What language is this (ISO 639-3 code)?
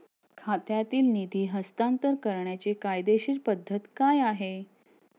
mar